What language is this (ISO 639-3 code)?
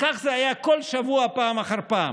heb